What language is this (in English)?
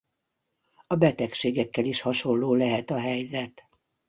Hungarian